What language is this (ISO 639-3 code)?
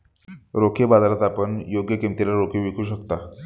mar